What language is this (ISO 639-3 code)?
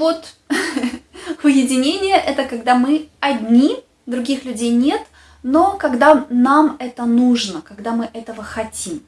rus